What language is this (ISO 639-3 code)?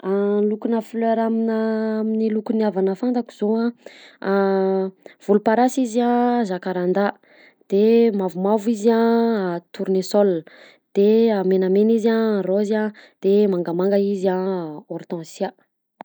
bzc